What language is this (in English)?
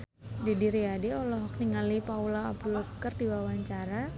Sundanese